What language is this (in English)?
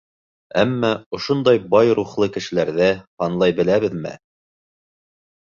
Bashkir